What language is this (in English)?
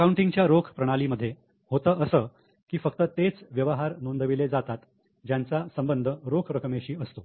Marathi